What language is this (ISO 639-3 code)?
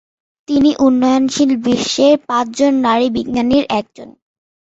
ben